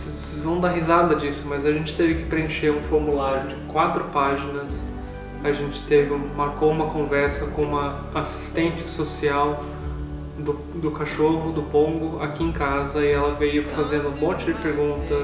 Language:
Portuguese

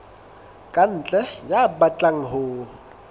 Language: Southern Sotho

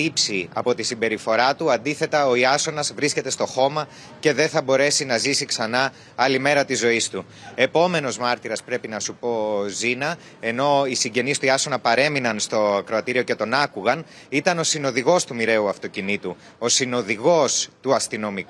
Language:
Greek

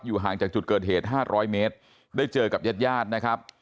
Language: Thai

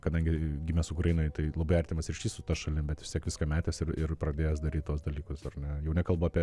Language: Lithuanian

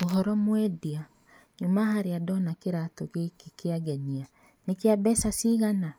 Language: Kikuyu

